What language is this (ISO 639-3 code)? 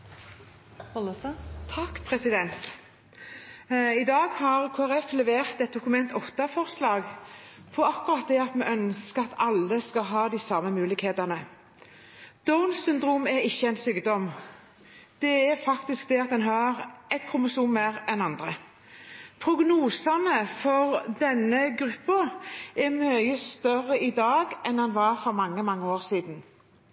nob